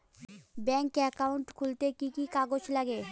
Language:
Bangla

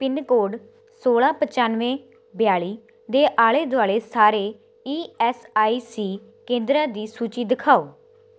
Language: Punjabi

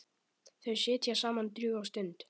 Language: Icelandic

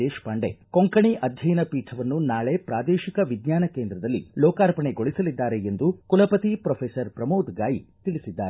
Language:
Kannada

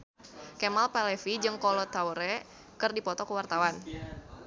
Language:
Sundanese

